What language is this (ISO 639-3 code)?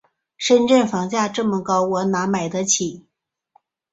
zho